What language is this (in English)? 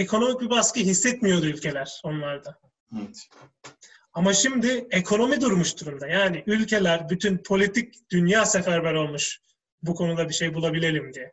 Turkish